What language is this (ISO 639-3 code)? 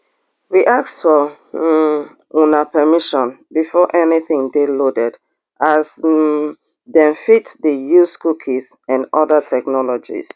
pcm